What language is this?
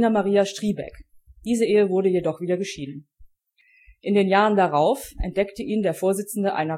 German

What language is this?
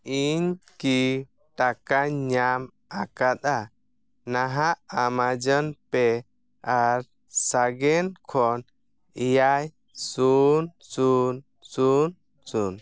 Santali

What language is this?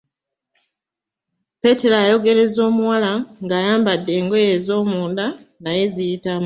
Ganda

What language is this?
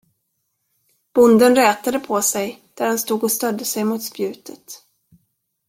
Swedish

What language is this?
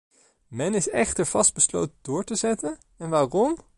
Dutch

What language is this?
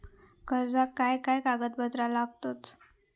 Marathi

